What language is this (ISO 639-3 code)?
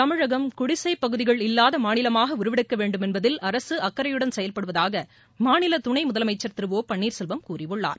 tam